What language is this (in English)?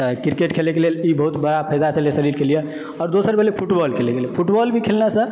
Maithili